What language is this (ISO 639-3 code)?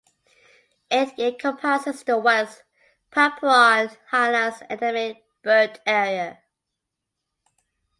eng